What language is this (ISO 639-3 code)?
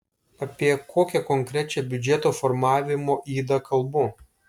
lit